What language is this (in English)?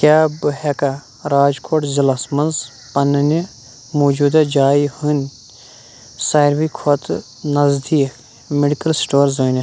Kashmiri